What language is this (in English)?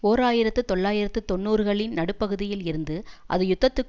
Tamil